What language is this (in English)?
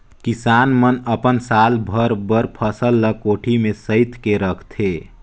Chhattisgarhi